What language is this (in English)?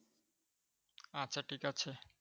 Bangla